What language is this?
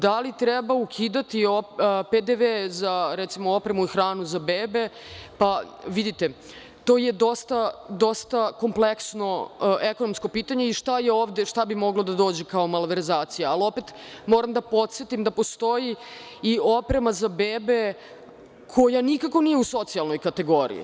Serbian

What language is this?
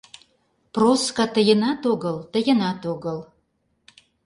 Mari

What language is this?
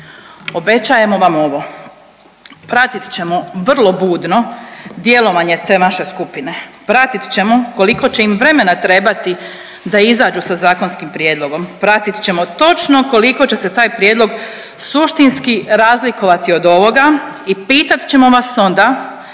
Croatian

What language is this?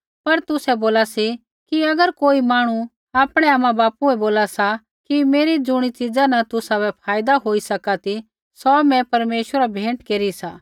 Kullu Pahari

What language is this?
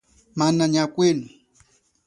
Chokwe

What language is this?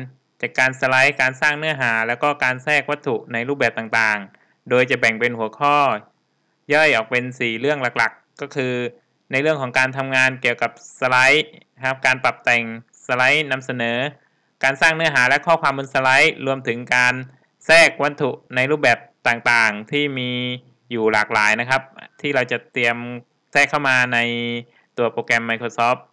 Thai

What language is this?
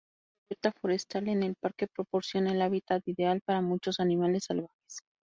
Spanish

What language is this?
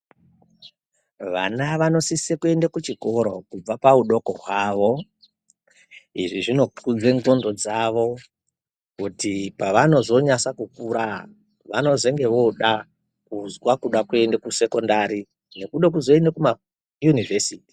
Ndau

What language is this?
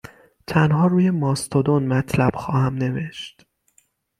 Persian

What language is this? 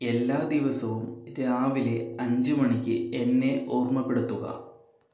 Malayalam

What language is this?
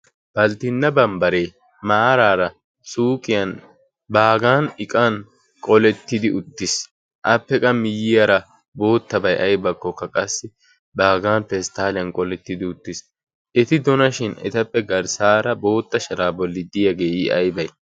Wolaytta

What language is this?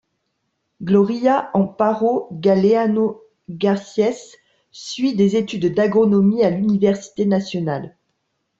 French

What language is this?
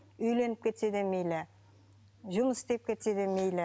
Kazakh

